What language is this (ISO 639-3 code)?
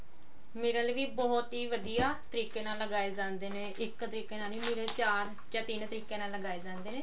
pan